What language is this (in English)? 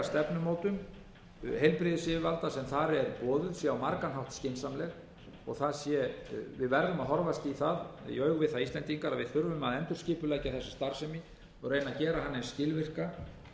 Icelandic